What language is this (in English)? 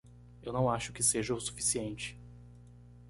Portuguese